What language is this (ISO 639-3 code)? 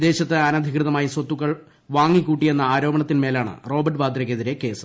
mal